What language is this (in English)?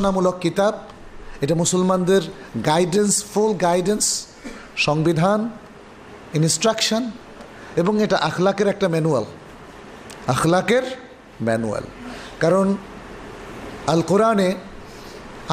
Bangla